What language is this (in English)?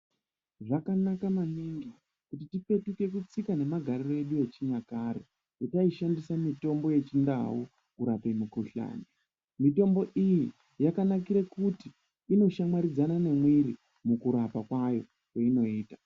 Ndau